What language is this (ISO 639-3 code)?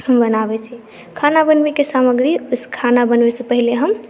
mai